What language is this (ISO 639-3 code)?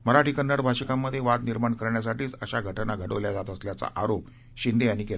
mar